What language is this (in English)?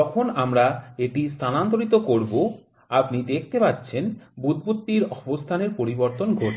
Bangla